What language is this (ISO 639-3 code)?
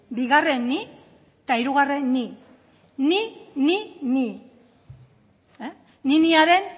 eus